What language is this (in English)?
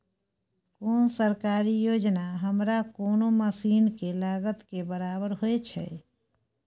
Maithili